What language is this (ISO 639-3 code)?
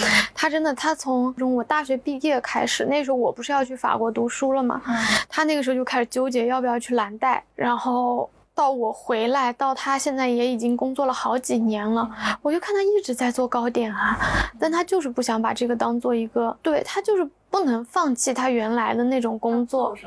zho